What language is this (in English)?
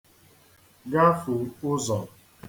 Igbo